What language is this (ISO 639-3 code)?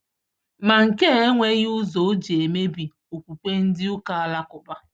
ibo